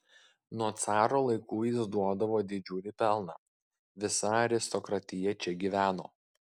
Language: Lithuanian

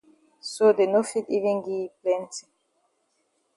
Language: Cameroon Pidgin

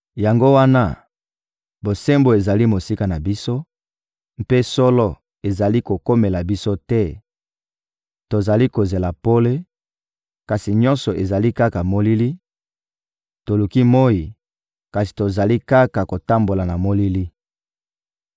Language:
Lingala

